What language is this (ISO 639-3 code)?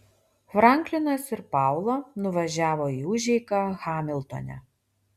lit